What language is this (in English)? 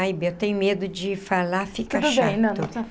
Portuguese